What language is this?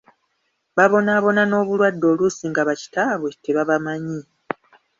Ganda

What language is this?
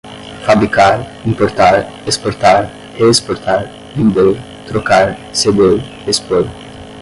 Portuguese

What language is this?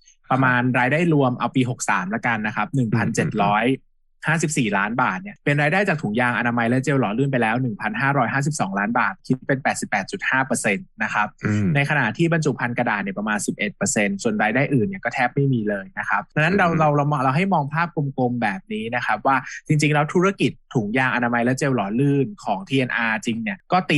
Thai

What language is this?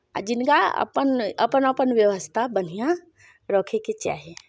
Maithili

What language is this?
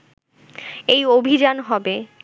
Bangla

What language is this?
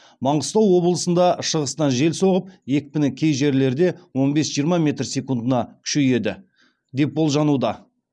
Kazakh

